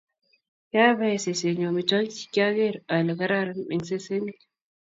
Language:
Kalenjin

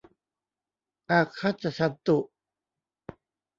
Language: Thai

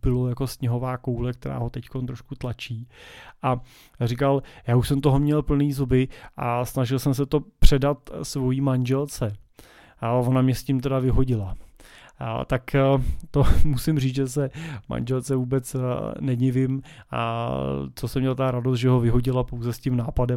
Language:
Czech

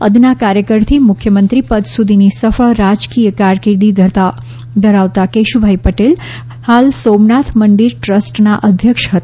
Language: Gujarati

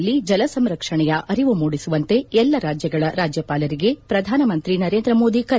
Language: Kannada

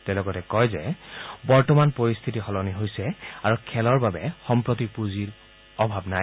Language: Assamese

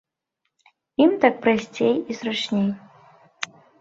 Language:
Belarusian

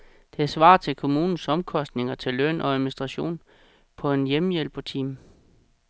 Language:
Danish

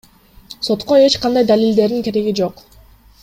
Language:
Kyrgyz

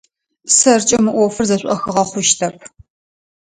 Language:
Adyghe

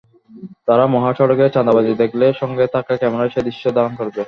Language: Bangla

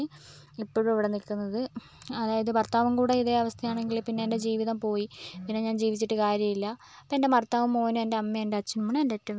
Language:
Malayalam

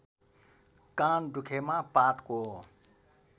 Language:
Nepali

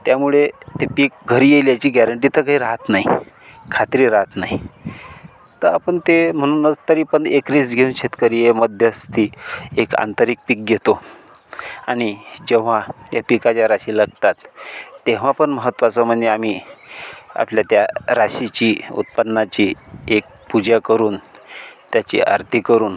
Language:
Marathi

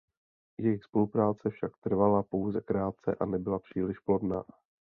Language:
Czech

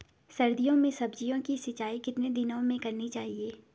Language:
Hindi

